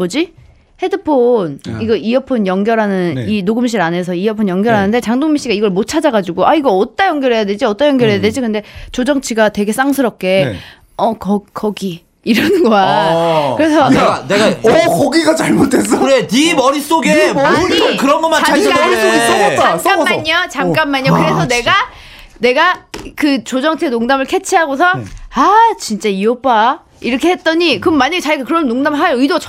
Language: Korean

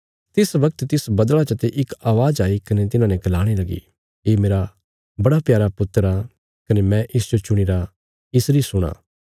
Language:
Bilaspuri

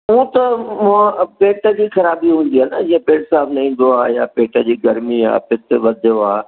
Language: Sindhi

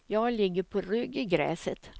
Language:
Swedish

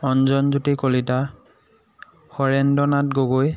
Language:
Assamese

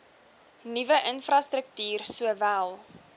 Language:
Afrikaans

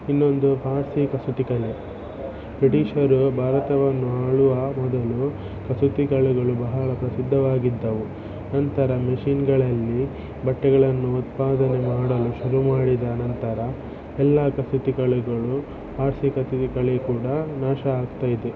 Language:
Kannada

